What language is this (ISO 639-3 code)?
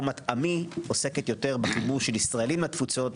heb